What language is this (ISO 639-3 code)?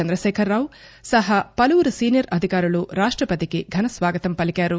tel